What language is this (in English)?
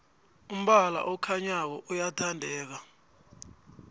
South Ndebele